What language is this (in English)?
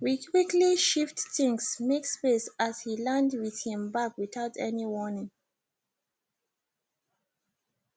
Nigerian Pidgin